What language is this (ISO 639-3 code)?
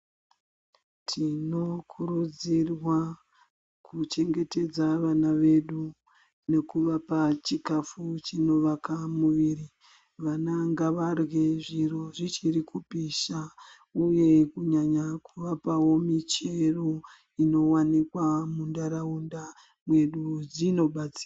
ndc